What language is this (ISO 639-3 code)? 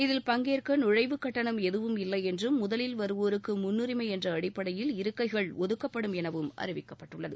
tam